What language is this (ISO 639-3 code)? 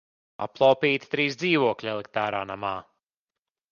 lav